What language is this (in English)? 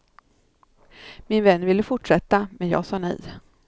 Swedish